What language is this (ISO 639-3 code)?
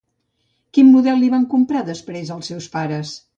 cat